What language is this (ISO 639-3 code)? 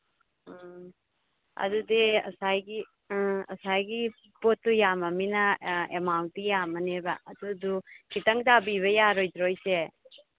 mni